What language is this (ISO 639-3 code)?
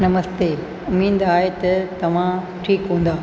snd